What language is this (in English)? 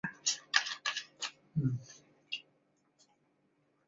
Chinese